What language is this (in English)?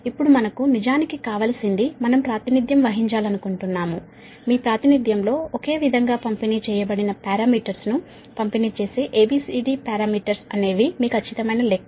Telugu